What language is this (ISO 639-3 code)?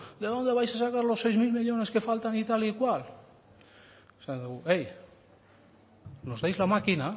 spa